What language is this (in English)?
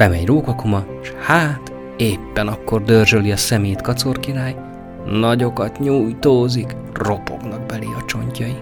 Hungarian